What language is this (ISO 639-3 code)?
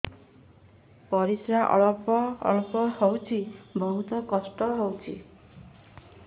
ori